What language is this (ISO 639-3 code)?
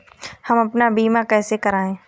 hin